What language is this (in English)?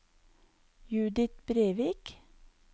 Norwegian